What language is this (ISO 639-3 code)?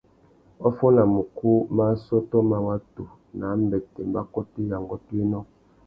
bag